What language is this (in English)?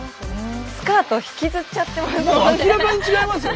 Japanese